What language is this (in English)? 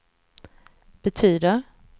Swedish